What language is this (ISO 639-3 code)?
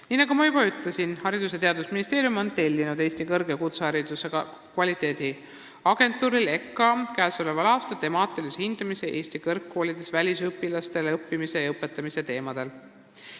est